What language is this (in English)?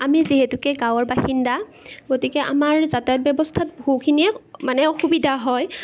Assamese